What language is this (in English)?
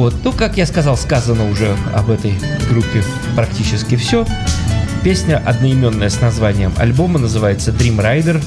Russian